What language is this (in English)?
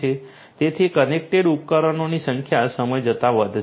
Gujarati